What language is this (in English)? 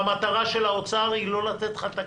Hebrew